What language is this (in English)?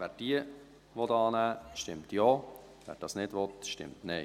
Swiss German